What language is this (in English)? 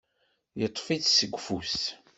Kabyle